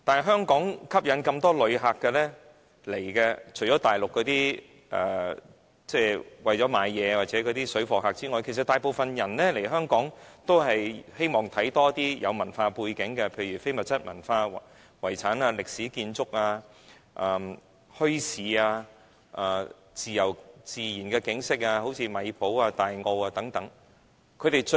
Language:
Cantonese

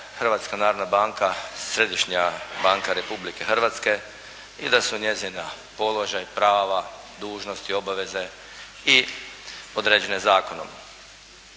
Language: Croatian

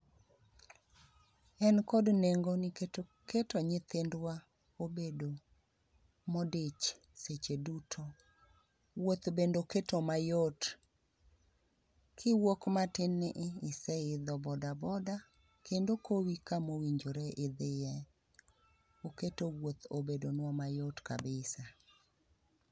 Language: Luo (Kenya and Tanzania)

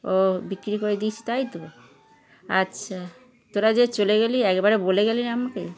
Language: Bangla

